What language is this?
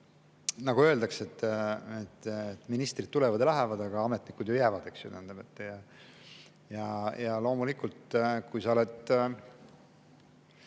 Estonian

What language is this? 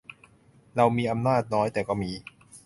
Thai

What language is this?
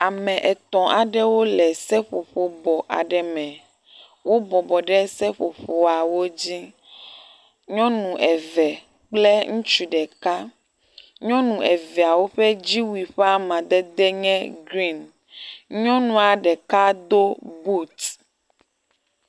Ewe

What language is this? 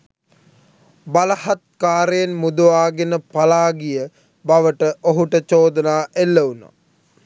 Sinhala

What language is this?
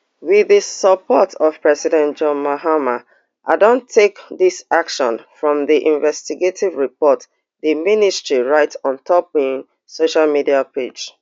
Nigerian Pidgin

